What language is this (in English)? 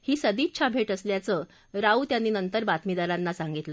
Marathi